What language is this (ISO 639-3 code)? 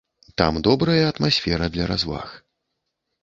bel